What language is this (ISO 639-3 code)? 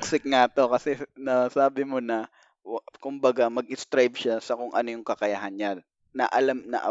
fil